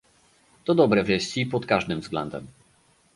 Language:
Polish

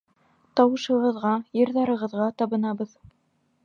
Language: Bashkir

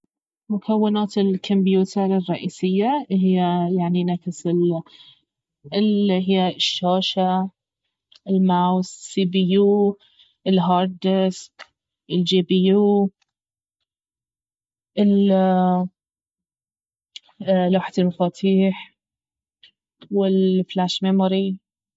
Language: Baharna Arabic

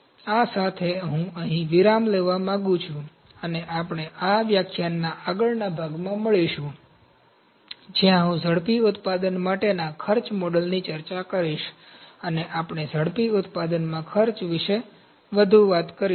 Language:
Gujarati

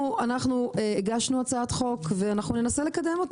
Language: Hebrew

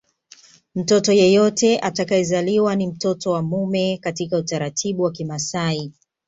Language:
Swahili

